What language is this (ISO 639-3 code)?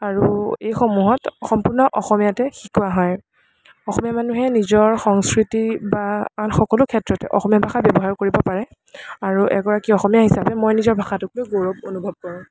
asm